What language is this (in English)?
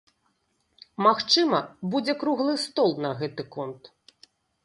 Belarusian